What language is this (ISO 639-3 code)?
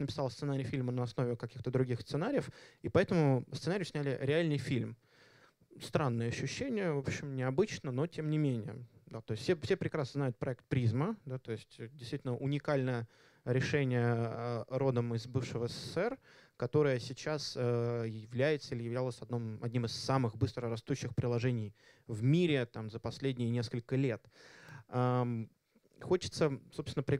rus